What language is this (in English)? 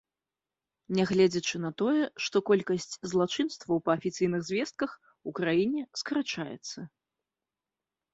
Belarusian